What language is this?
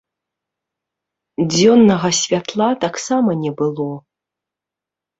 Belarusian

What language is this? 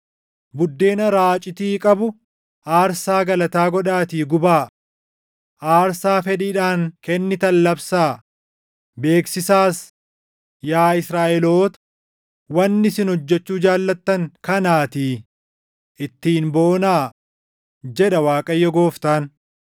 Oromo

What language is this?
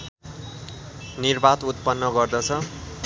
Nepali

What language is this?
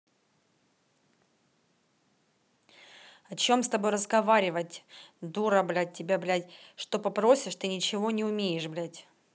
Russian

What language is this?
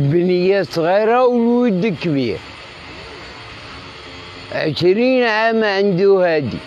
Arabic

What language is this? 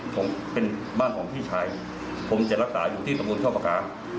Thai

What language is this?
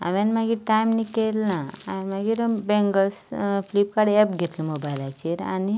Konkani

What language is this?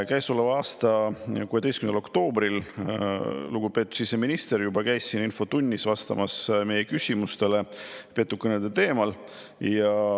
Estonian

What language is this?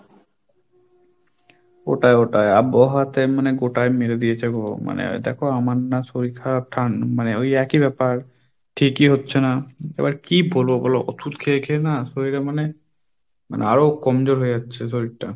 Bangla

